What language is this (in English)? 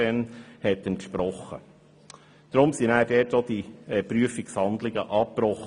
Swiss German